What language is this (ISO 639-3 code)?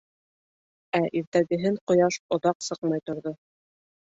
bak